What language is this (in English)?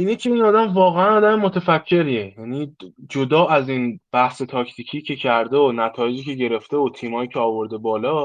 Persian